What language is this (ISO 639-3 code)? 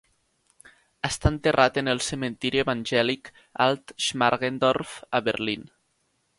cat